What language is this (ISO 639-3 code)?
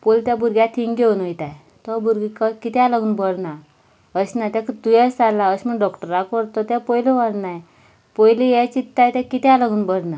kok